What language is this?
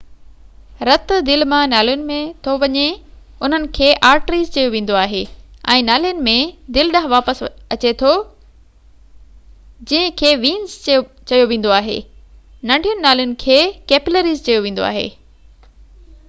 Sindhi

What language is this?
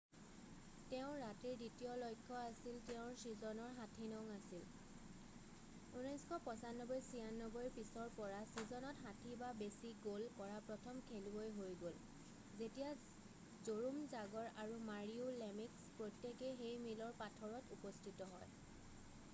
Assamese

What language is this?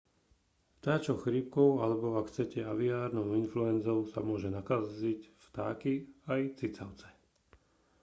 Slovak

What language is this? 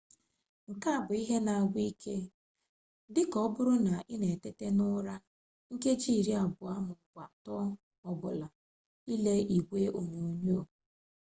Igbo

